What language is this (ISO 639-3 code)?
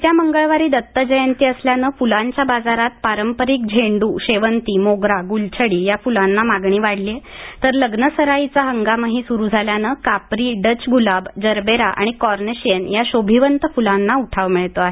mar